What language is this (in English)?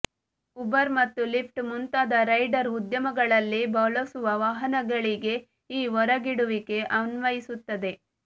Kannada